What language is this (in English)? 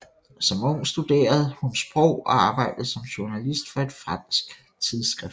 Danish